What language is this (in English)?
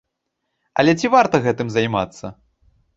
Belarusian